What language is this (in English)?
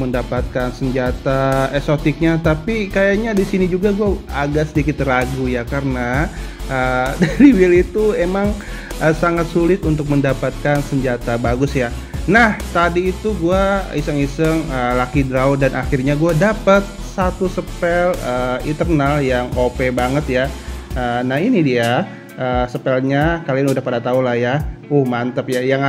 Indonesian